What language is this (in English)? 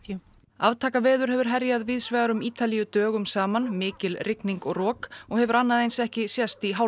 Icelandic